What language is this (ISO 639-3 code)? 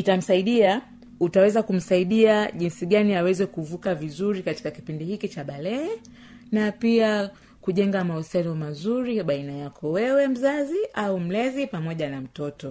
swa